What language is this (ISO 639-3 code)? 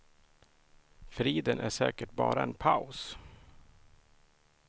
swe